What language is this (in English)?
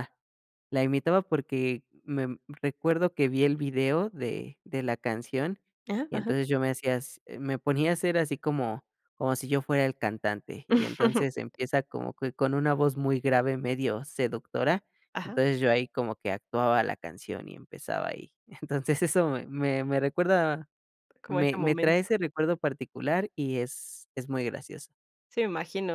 Spanish